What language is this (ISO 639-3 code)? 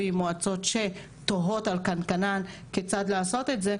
heb